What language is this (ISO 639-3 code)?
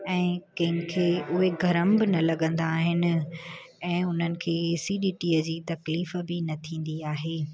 snd